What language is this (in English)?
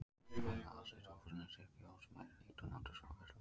Icelandic